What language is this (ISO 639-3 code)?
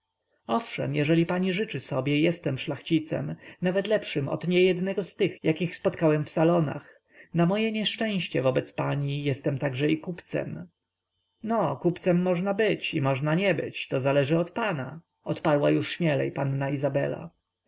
pol